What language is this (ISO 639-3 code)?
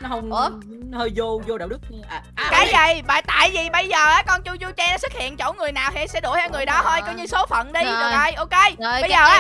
vie